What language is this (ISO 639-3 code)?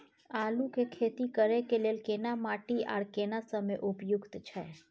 mai